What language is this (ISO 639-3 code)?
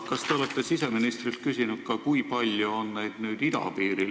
est